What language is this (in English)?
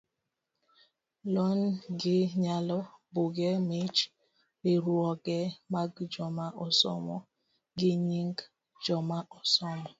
Luo (Kenya and Tanzania)